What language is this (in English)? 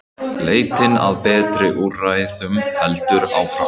Icelandic